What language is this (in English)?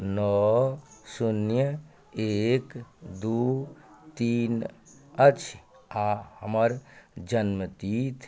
Maithili